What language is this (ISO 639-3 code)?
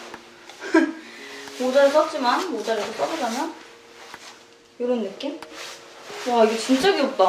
kor